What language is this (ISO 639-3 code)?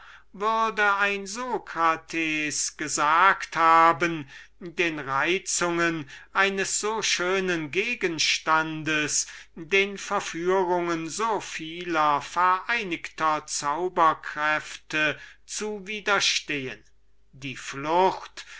deu